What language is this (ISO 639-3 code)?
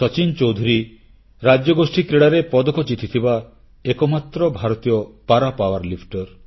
ori